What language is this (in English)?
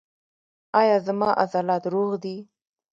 Pashto